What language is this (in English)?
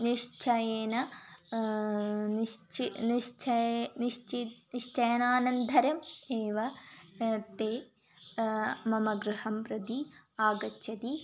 Sanskrit